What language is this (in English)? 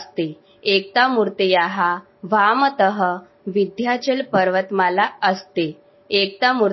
Hindi